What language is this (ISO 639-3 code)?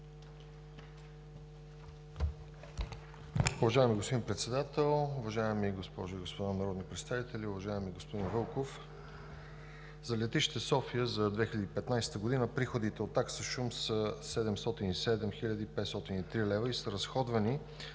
bul